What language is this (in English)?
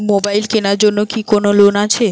Bangla